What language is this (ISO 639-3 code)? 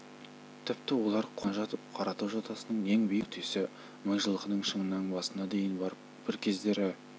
kaz